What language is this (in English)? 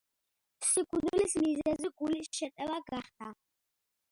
Georgian